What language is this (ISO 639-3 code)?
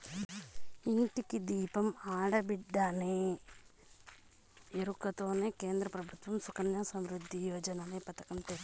tel